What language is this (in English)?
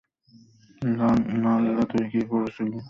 Bangla